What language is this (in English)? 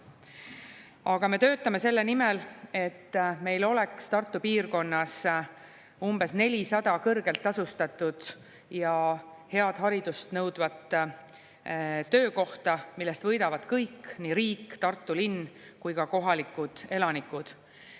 Estonian